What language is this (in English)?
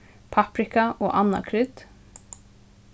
Faroese